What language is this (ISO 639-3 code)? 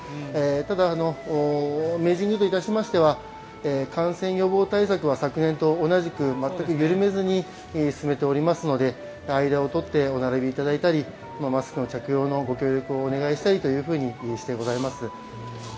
jpn